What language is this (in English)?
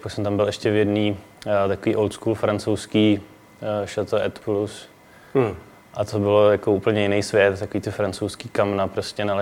Czech